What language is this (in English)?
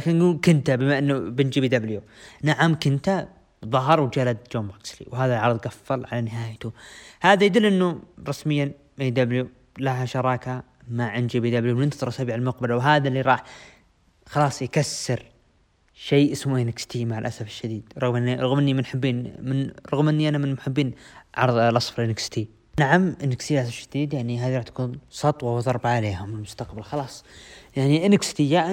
Arabic